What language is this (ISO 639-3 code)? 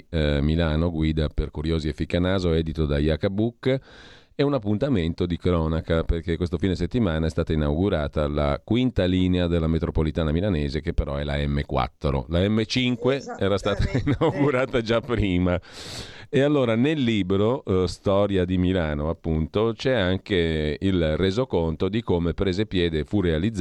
ita